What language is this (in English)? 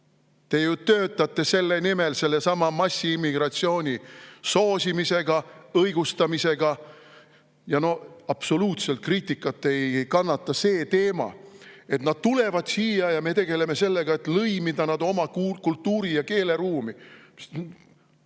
Estonian